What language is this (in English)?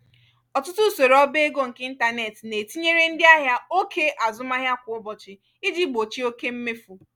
Igbo